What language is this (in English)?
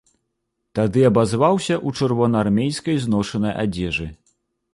Belarusian